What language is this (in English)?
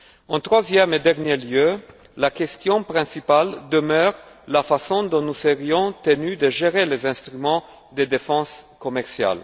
French